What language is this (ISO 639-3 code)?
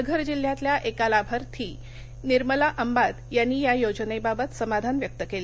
mar